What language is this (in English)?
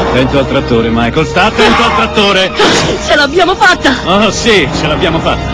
Italian